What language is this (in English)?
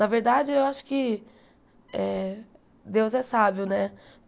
Portuguese